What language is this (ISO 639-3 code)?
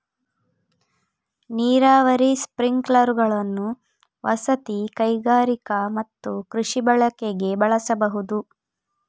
kan